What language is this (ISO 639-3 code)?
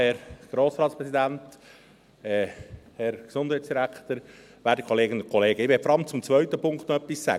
gsw